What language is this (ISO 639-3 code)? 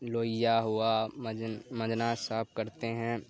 urd